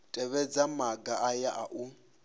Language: Venda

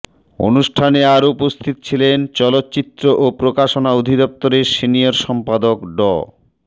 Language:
Bangla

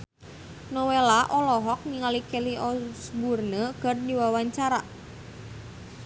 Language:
Sundanese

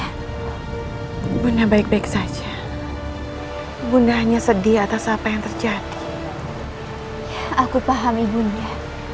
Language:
Indonesian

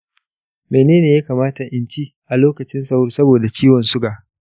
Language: Hausa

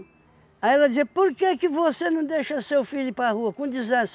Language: Portuguese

